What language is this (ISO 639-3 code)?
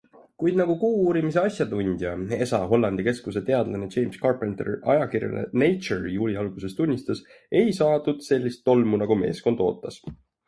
est